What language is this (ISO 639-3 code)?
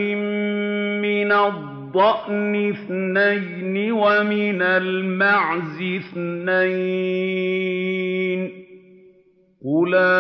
ara